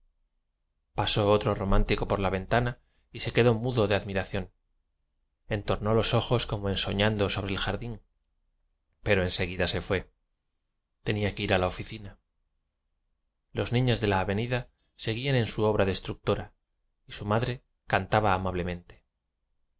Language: Spanish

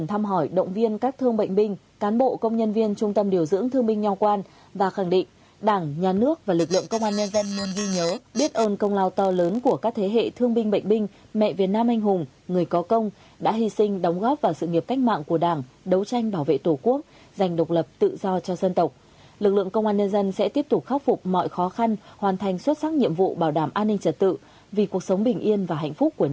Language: Vietnamese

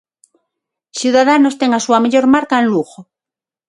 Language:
Galician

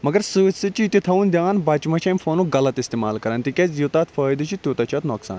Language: Kashmiri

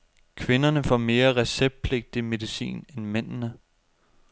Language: Danish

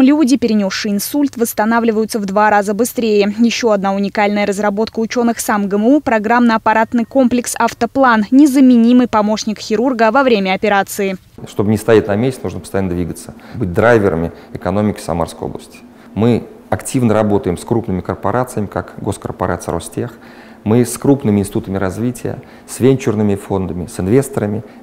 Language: Russian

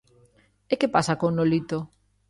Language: Galician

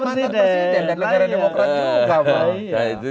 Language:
Indonesian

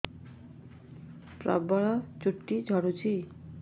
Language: Odia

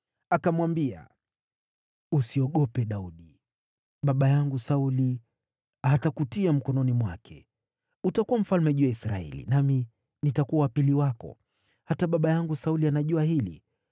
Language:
Swahili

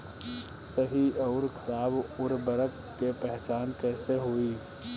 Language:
Bhojpuri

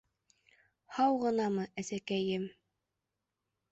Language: Bashkir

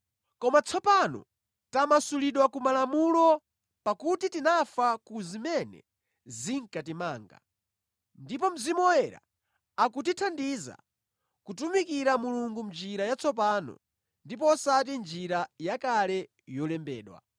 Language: Nyanja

